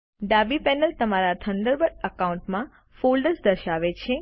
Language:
Gujarati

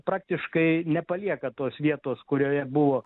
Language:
Lithuanian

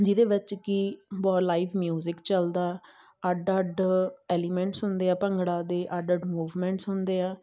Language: Punjabi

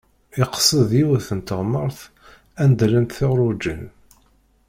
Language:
Kabyle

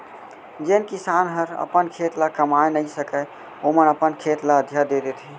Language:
Chhattisgarhi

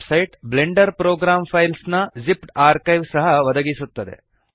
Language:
Kannada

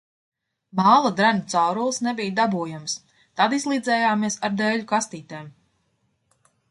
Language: Latvian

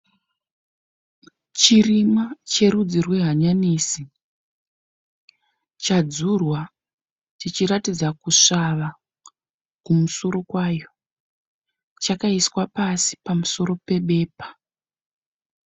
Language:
Shona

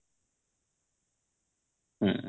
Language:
Odia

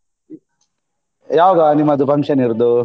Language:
Kannada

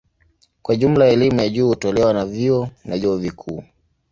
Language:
Swahili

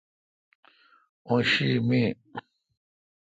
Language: Kalkoti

